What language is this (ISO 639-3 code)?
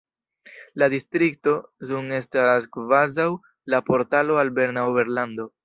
epo